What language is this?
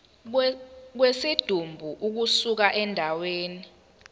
Zulu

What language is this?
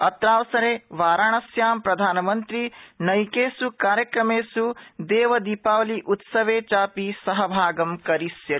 Sanskrit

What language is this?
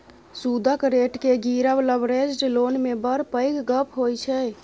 Maithili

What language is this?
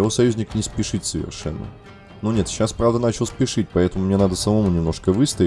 Russian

